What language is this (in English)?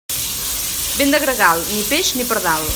Catalan